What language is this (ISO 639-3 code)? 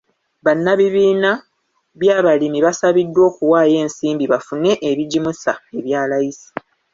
lug